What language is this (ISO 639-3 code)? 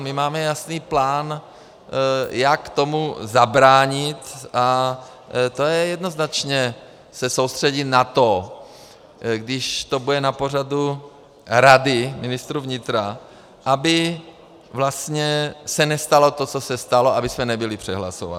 ces